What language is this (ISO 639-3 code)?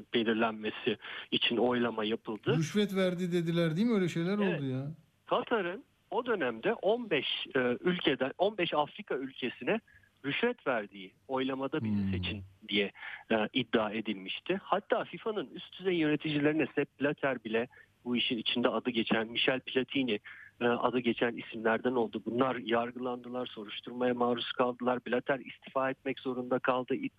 tur